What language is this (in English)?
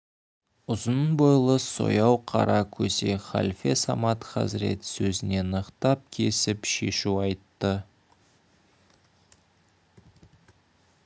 Kazakh